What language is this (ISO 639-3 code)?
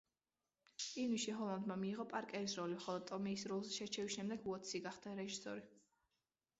kat